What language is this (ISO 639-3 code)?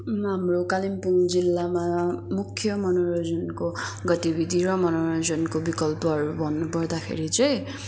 nep